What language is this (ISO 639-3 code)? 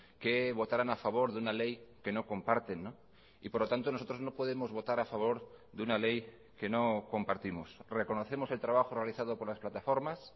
spa